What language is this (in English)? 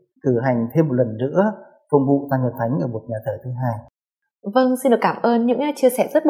Vietnamese